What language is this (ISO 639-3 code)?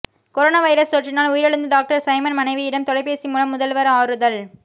tam